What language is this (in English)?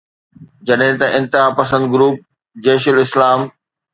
Sindhi